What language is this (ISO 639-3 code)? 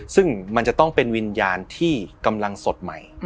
tha